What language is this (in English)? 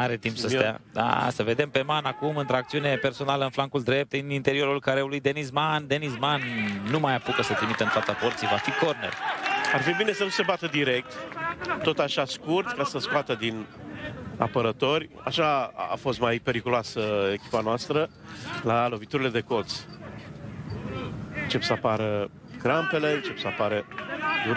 Romanian